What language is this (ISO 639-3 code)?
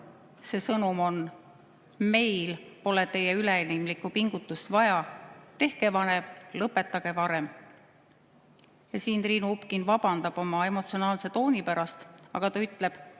est